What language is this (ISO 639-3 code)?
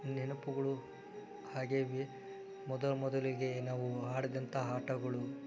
kan